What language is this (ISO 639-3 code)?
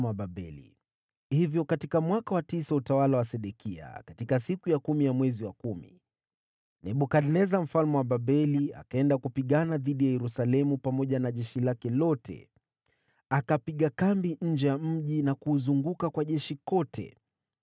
swa